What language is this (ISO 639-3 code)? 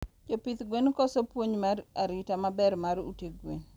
luo